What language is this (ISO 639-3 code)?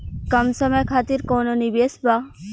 bho